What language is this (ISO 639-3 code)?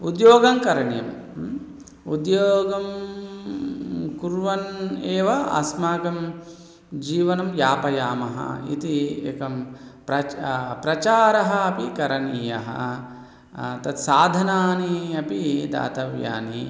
san